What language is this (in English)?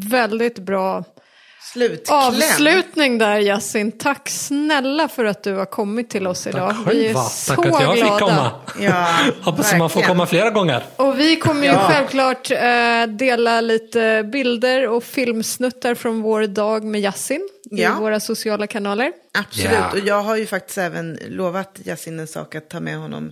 Swedish